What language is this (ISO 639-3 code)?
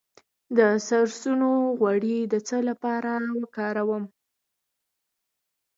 pus